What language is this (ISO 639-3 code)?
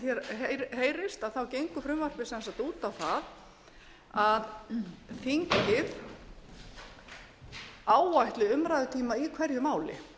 isl